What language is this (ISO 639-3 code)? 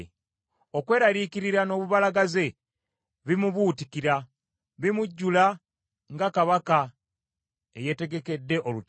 lug